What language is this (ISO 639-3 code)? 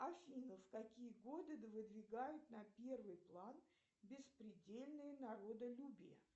rus